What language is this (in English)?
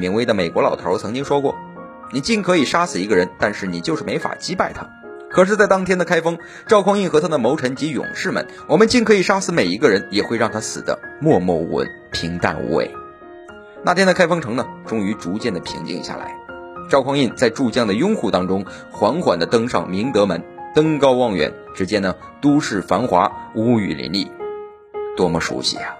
Chinese